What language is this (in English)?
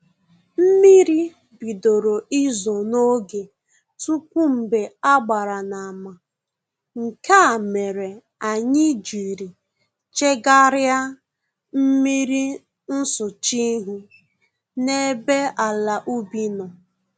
Igbo